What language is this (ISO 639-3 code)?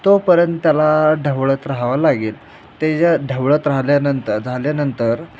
mar